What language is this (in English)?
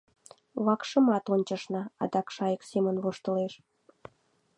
Mari